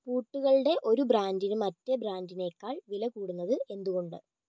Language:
Malayalam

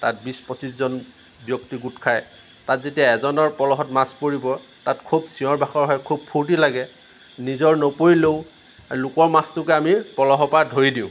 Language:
Assamese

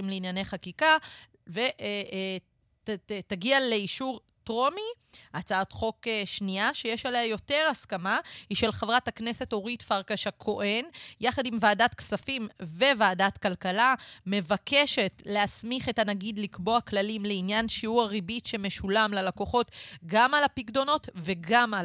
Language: Hebrew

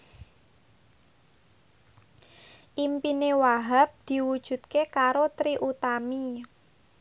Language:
Javanese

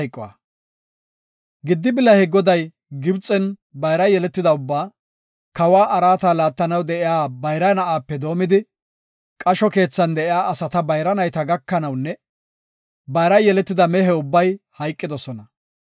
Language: Gofa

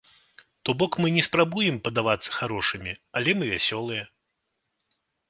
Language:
Belarusian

